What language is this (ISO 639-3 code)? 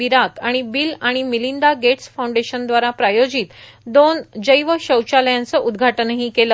mar